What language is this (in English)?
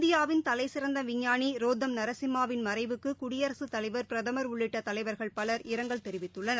Tamil